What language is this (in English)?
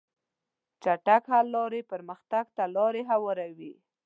Pashto